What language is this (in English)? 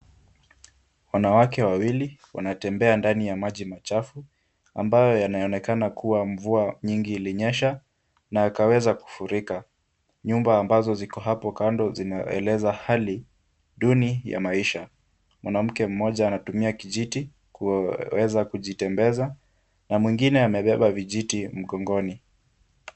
Swahili